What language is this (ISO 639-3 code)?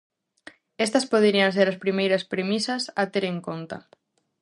glg